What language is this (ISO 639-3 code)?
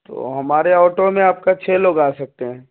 urd